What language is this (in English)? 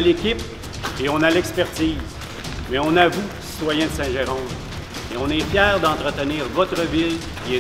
French